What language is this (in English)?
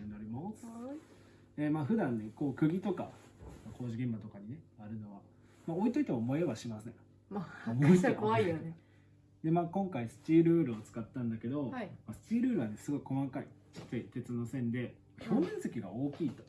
Japanese